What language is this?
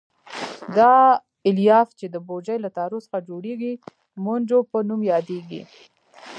Pashto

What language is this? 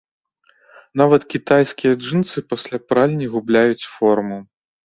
Belarusian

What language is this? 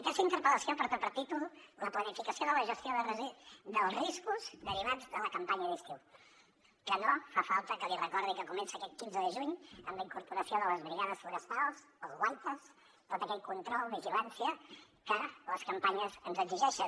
Catalan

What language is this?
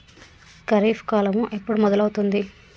Telugu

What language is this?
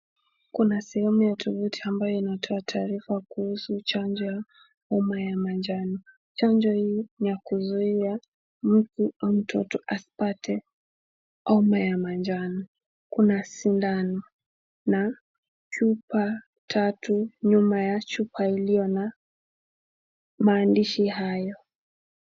Swahili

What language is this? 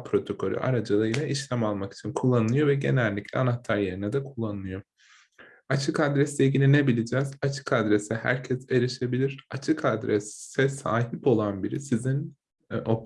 Turkish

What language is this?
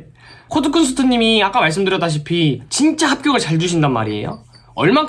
Korean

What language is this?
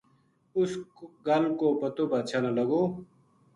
Gujari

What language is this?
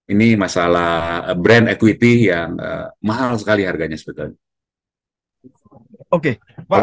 Indonesian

